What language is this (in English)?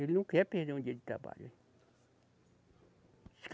Portuguese